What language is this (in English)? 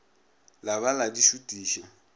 Northern Sotho